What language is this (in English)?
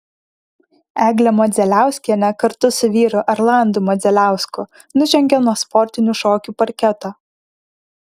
Lithuanian